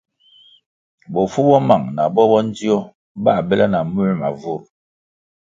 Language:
Kwasio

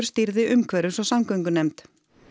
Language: Icelandic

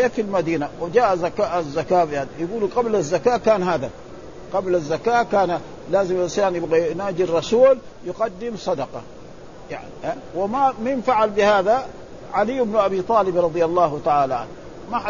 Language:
Arabic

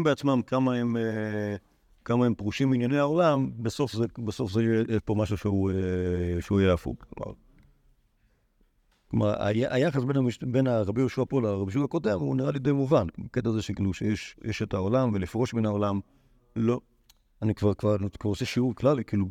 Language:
Hebrew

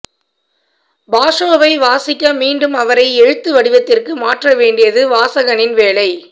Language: Tamil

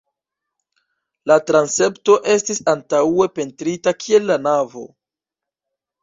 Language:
Esperanto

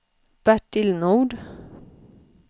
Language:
Swedish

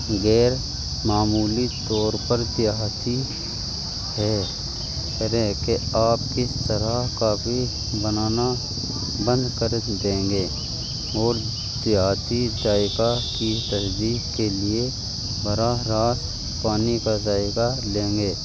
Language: Urdu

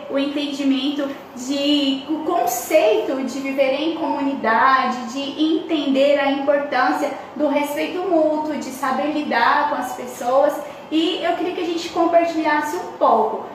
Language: Portuguese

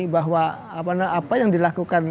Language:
Indonesian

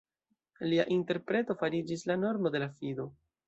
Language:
Esperanto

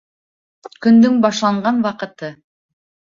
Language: Bashkir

